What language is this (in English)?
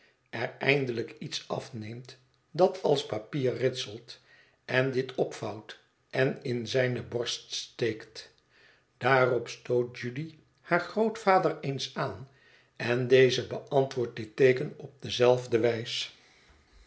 Dutch